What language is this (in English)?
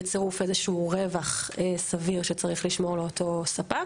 Hebrew